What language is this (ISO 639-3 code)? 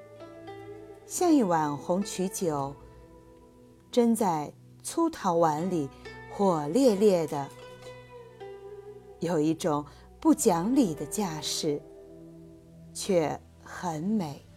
zho